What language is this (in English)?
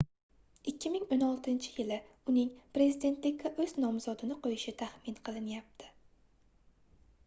Uzbek